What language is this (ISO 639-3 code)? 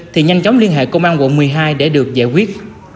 vie